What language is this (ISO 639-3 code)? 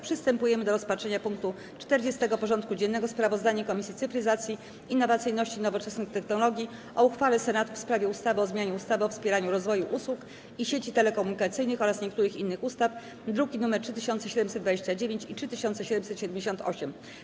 pol